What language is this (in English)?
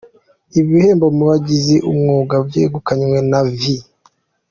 Kinyarwanda